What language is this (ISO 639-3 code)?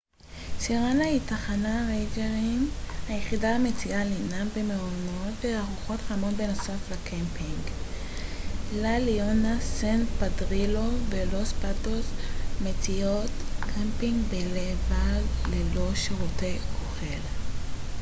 heb